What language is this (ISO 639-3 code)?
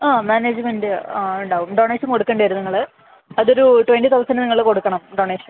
mal